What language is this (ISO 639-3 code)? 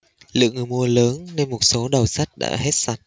vie